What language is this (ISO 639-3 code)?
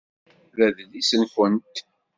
kab